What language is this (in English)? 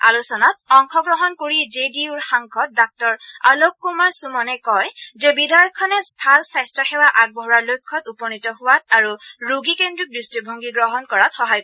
Assamese